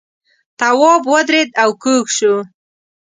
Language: Pashto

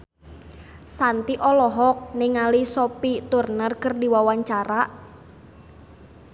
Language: Sundanese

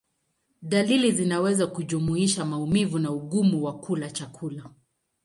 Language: Swahili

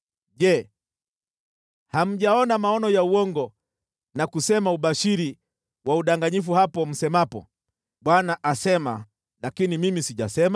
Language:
Swahili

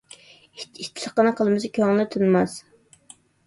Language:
Uyghur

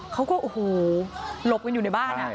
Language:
Thai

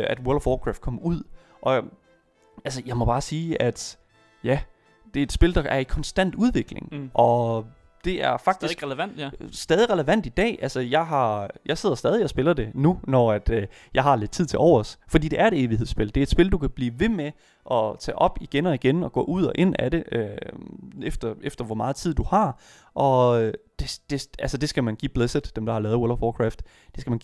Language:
Danish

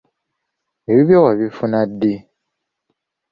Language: Ganda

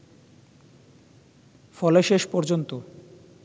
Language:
Bangla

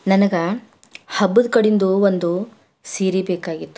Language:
Kannada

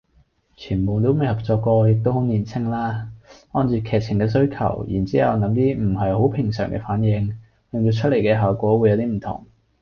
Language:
Cantonese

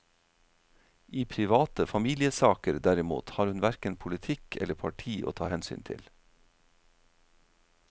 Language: Norwegian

